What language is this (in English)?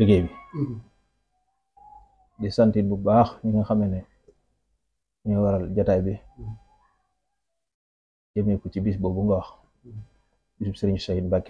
Arabic